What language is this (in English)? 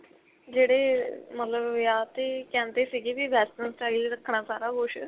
Punjabi